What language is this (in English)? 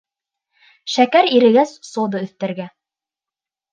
Bashkir